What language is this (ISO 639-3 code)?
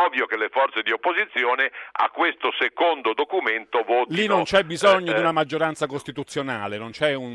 ita